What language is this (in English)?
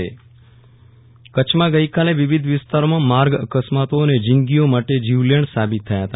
Gujarati